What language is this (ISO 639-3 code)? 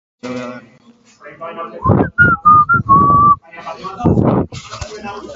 eus